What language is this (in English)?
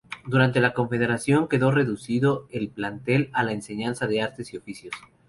Spanish